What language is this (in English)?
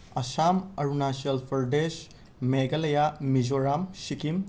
Manipuri